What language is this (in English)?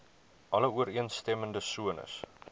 Afrikaans